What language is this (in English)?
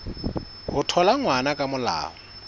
Southern Sotho